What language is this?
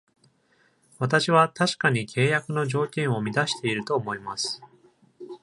Japanese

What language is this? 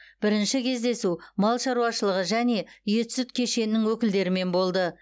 Kazakh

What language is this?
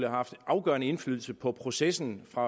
Danish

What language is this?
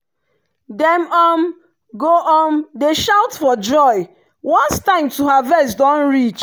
Nigerian Pidgin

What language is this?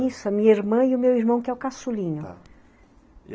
Portuguese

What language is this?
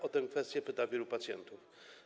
Polish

